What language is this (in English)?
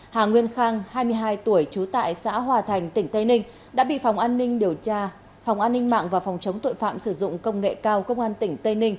Vietnamese